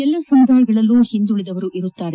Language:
Kannada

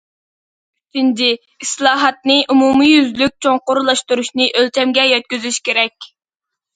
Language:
Uyghur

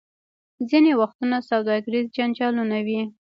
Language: Pashto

